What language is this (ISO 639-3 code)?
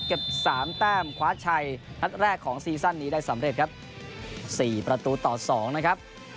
tha